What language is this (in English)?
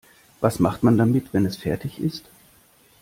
German